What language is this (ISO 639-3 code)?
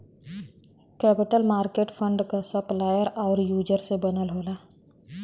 bho